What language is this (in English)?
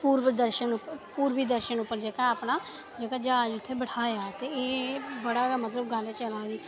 Dogri